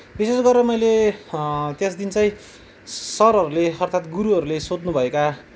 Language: Nepali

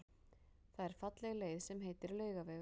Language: Icelandic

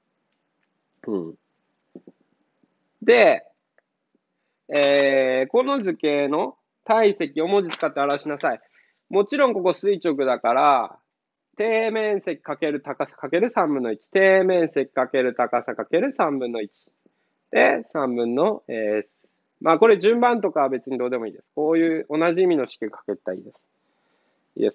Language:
Japanese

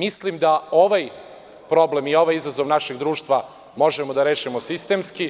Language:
Serbian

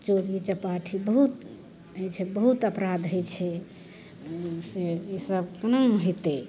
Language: Maithili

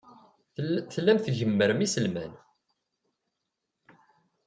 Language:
Kabyle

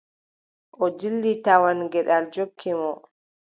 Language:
Adamawa Fulfulde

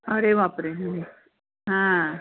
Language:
Marathi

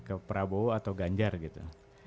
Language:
Indonesian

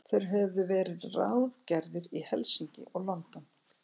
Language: Icelandic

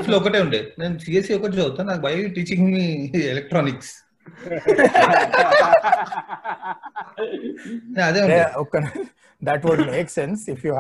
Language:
Telugu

